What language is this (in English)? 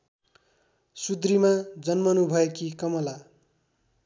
Nepali